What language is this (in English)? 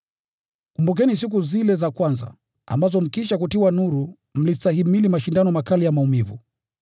Swahili